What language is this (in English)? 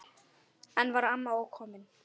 Icelandic